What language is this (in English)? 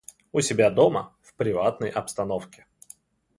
Russian